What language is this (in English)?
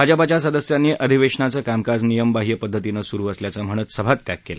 Marathi